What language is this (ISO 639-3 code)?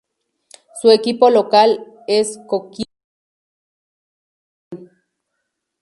spa